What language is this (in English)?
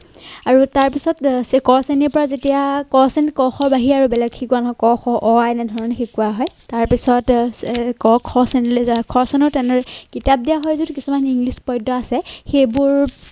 Assamese